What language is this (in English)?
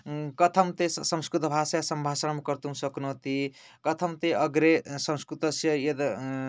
Sanskrit